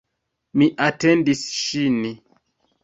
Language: Esperanto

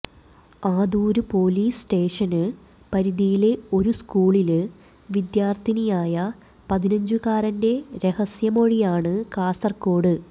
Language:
Malayalam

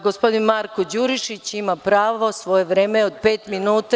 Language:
Serbian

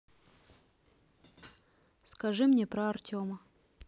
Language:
Russian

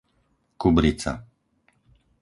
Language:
Slovak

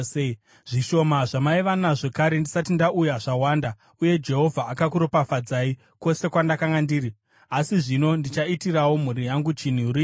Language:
Shona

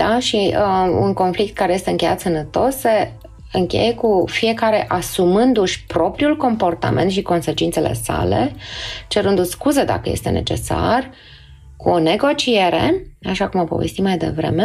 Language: Romanian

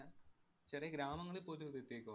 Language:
Malayalam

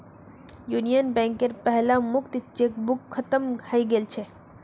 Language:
Magahi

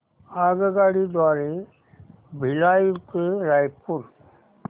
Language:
Marathi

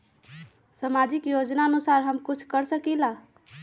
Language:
Magahi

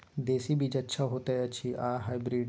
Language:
Maithili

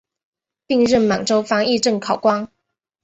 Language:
Chinese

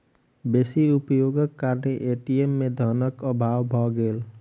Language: Maithili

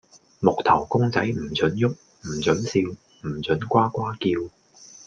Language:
Cantonese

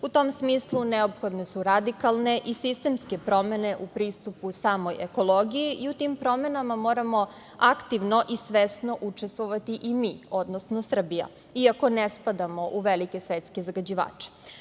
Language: Serbian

